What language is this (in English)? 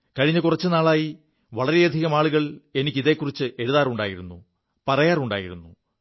Malayalam